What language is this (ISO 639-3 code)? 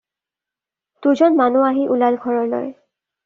asm